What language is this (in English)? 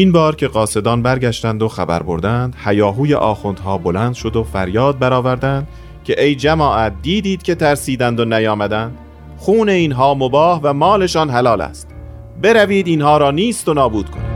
Persian